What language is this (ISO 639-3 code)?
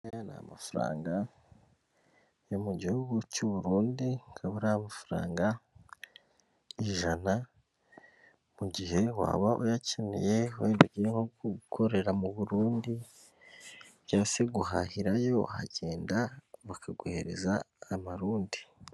kin